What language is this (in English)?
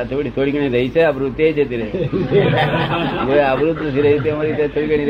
Gujarati